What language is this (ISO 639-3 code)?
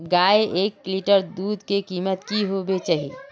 mag